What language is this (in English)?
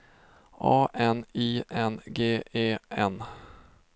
Swedish